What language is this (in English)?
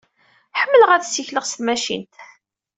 Kabyle